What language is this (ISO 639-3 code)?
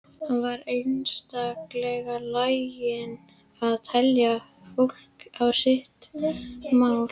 isl